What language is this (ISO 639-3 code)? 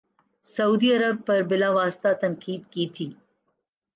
urd